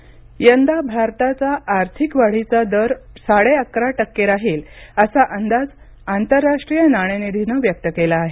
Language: Marathi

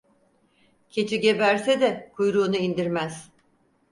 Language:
Turkish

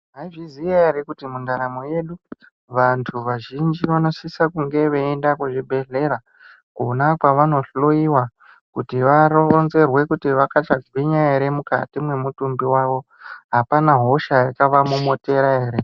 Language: Ndau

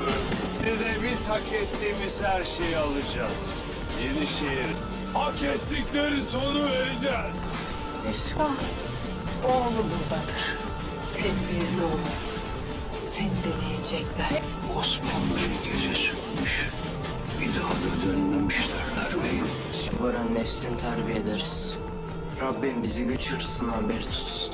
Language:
Turkish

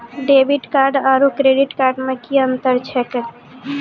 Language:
Maithili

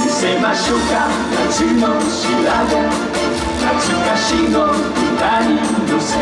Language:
Japanese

